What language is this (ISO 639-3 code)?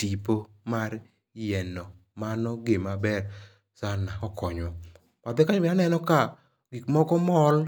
luo